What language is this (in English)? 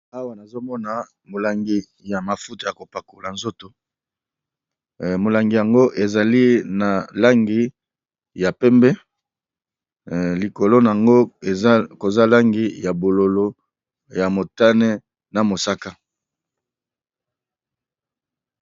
Lingala